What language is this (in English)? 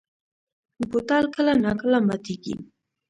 Pashto